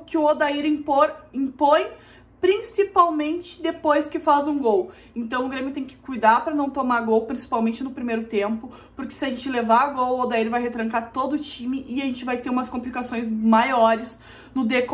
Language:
Portuguese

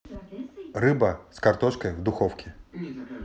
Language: Russian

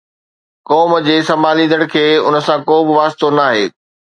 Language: Sindhi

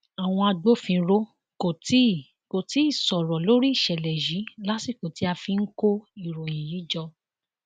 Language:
Yoruba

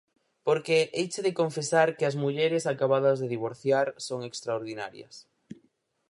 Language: Galician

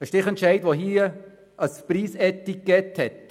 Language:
Swiss German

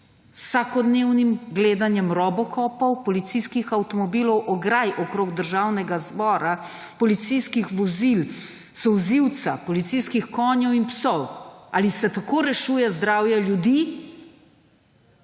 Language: Slovenian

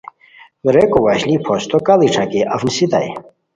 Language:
Khowar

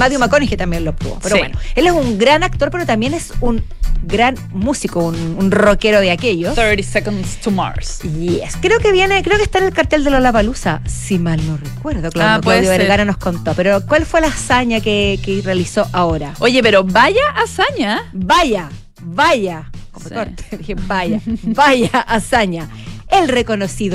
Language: Spanish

